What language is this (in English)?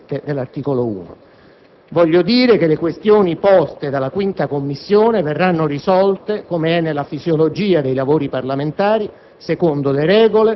Italian